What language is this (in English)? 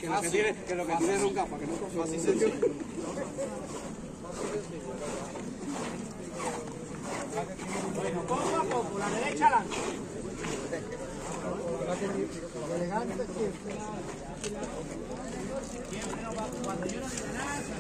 Spanish